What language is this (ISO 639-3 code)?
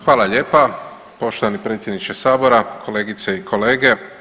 hrv